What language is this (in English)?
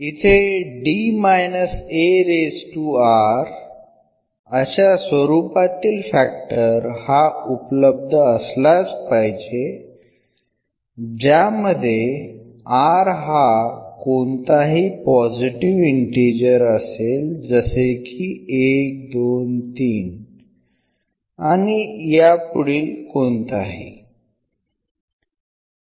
Marathi